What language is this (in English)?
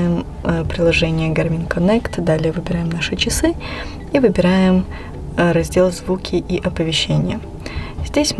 Russian